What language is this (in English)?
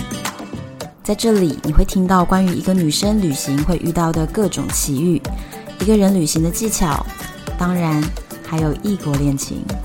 Chinese